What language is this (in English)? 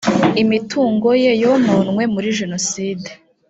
Kinyarwanda